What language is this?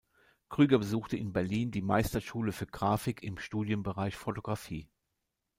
German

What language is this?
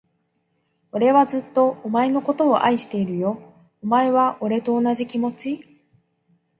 Japanese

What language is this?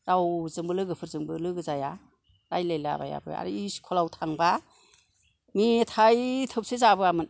Bodo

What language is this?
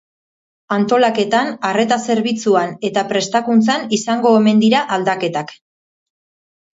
Basque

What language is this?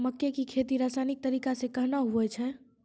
Maithili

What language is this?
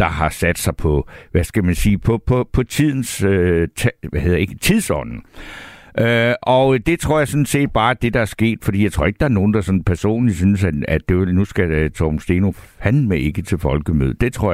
Danish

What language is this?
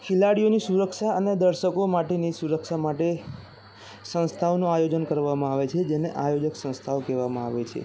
Gujarati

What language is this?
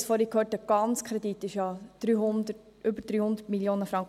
Swiss German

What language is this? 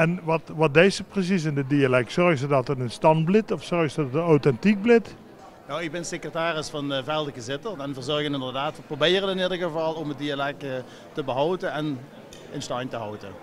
Dutch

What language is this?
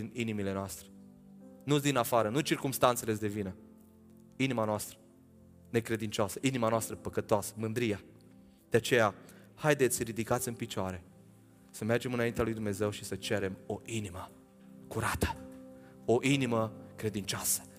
Romanian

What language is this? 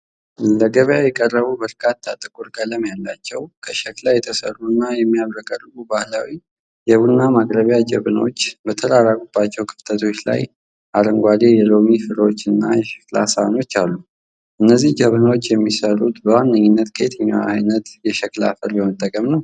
Amharic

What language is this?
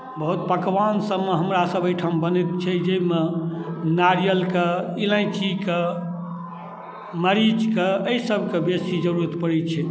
Maithili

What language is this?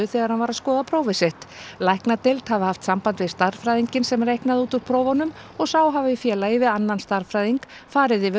Icelandic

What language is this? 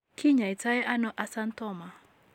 Kalenjin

